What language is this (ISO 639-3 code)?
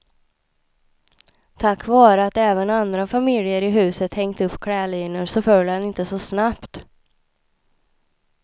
swe